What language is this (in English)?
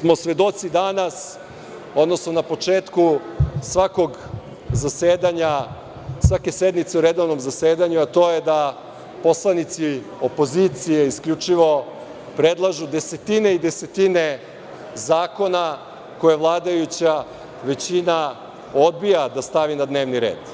Serbian